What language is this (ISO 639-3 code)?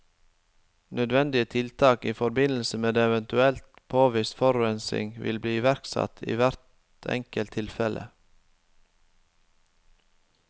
nor